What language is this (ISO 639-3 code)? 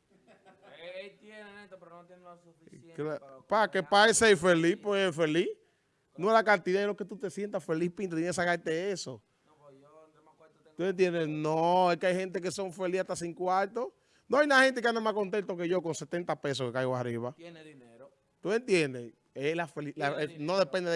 spa